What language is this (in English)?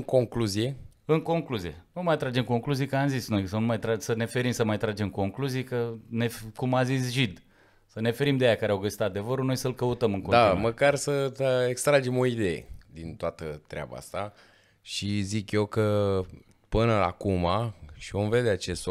Romanian